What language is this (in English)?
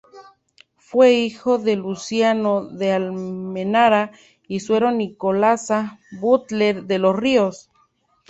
Spanish